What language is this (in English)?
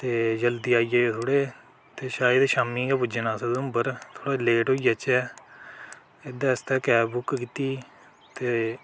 Dogri